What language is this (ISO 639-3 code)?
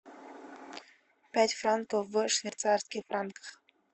rus